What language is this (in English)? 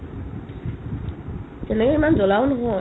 Assamese